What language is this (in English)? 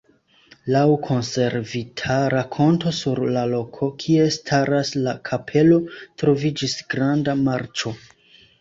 Esperanto